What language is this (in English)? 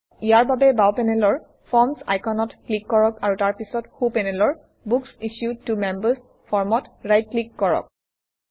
Assamese